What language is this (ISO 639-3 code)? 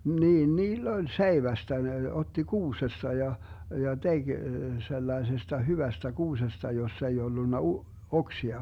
fin